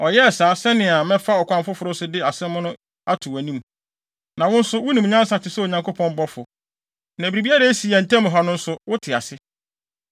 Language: Akan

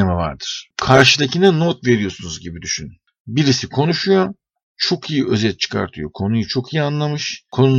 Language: Turkish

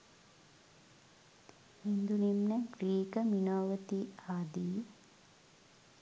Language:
Sinhala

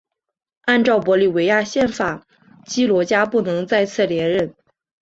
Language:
Chinese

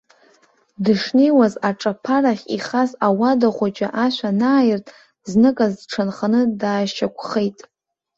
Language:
Abkhazian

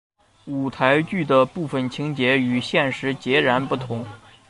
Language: Chinese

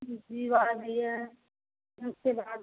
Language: Hindi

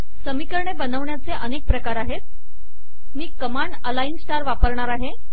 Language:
Marathi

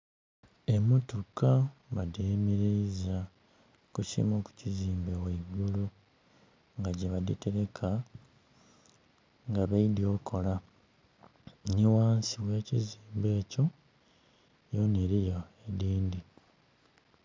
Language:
Soga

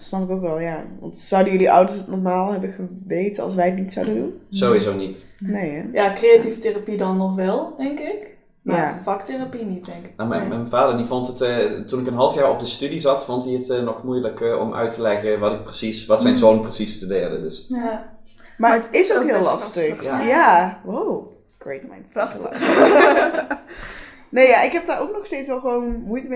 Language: Dutch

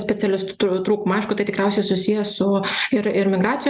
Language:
Lithuanian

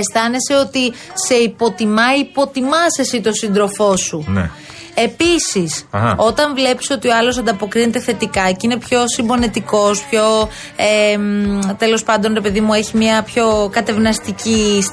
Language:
Greek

